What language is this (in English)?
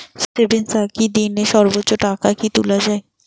Bangla